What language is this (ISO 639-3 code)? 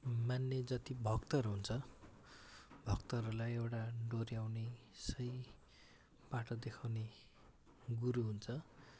nep